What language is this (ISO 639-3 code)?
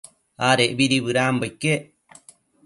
mcf